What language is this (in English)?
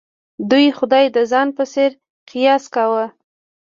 Pashto